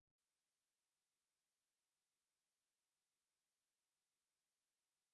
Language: Ukrainian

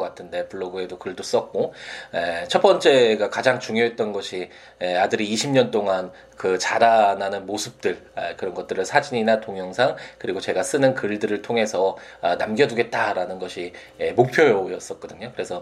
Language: Korean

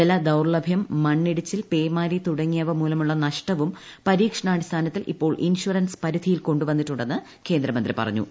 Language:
Malayalam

